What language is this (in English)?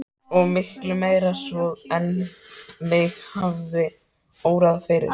Icelandic